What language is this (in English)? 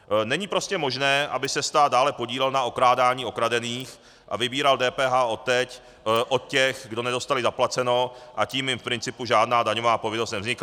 Czech